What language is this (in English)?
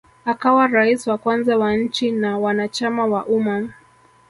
Swahili